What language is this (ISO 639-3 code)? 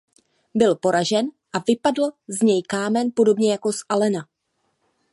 ces